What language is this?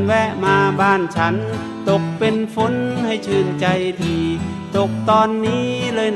Thai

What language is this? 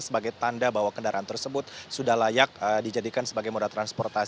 Indonesian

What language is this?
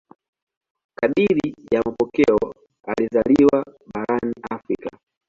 Swahili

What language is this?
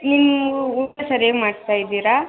Kannada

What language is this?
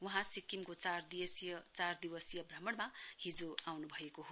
Nepali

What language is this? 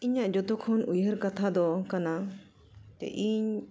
Santali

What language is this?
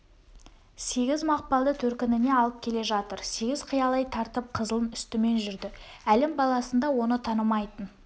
Kazakh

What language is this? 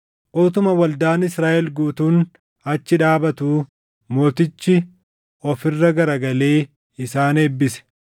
Oromo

